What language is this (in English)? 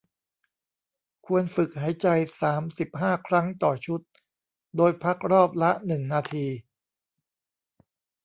Thai